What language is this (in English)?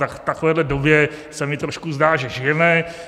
Czech